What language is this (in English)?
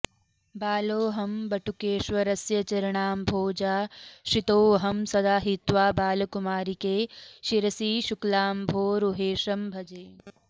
Sanskrit